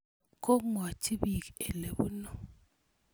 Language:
Kalenjin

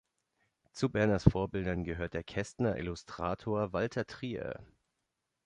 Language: German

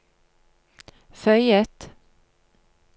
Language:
Norwegian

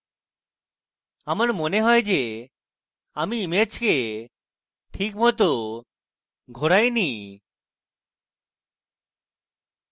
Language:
Bangla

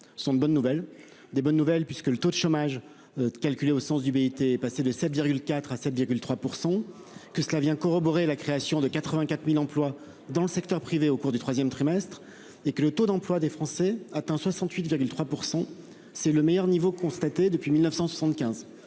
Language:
French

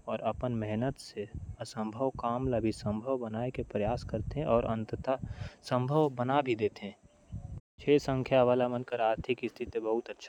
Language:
Korwa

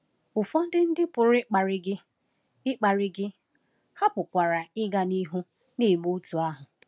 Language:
Igbo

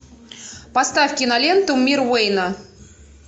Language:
Russian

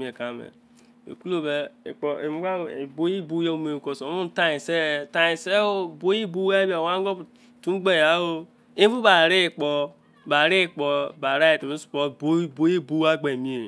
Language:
Izon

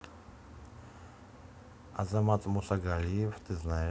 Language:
Russian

